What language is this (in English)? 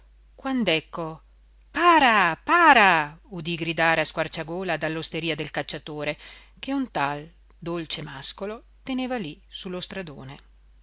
Italian